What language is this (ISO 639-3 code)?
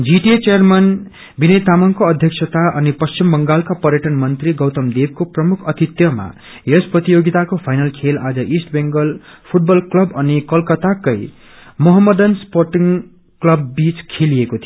nep